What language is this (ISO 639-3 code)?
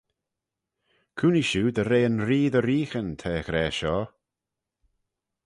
glv